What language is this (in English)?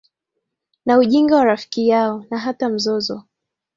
Swahili